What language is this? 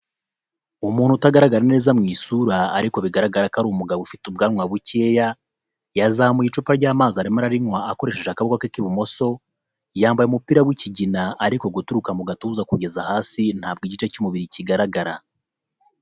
Kinyarwanda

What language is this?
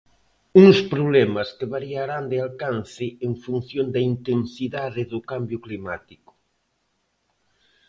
Galician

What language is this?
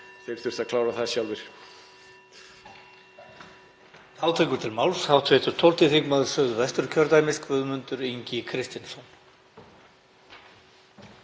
Icelandic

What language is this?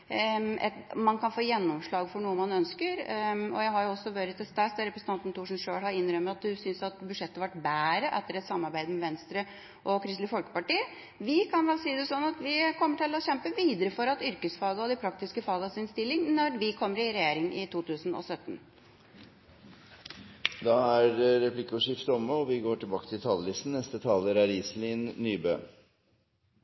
Norwegian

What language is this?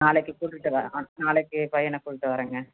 Tamil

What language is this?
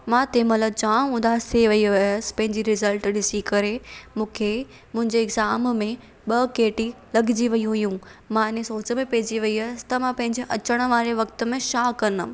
Sindhi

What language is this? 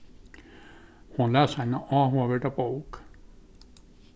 Faroese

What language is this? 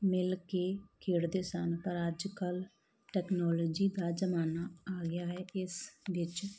Punjabi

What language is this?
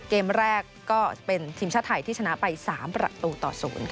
Thai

